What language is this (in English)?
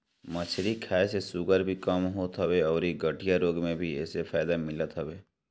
Bhojpuri